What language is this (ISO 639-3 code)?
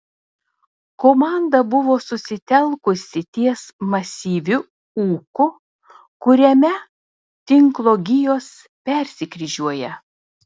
lit